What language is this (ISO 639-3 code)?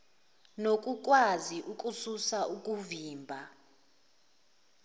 zul